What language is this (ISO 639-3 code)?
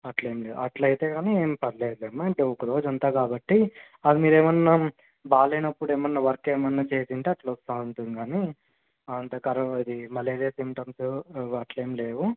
tel